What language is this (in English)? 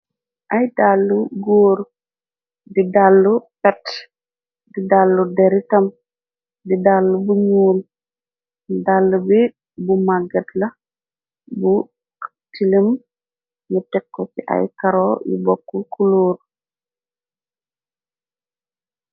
Wolof